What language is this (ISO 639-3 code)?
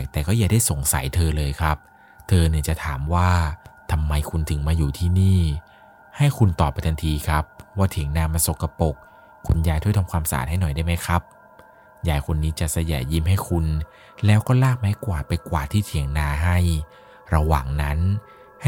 tha